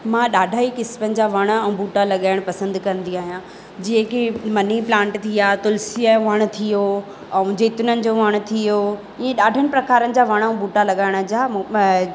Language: Sindhi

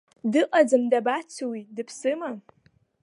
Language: Abkhazian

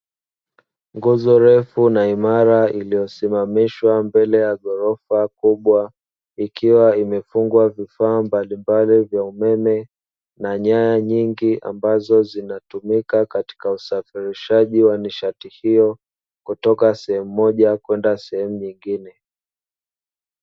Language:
Swahili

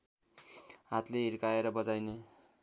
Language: Nepali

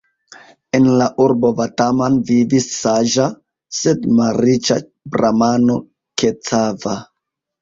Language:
Esperanto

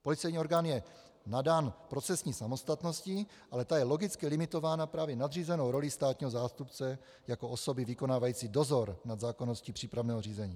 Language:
Czech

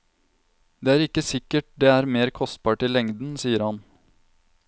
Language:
Norwegian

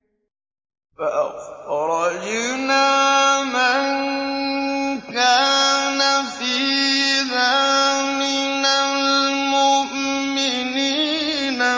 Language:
Arabic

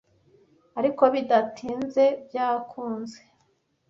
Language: Kinyarwanda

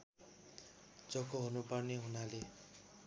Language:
Nepali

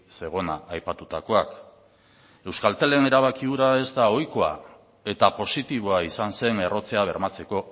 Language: Basque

